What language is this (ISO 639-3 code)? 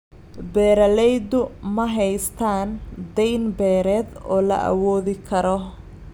som